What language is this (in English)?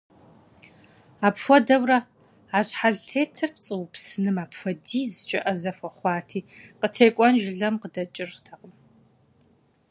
Kabardian